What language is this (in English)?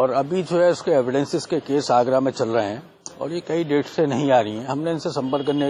Hindi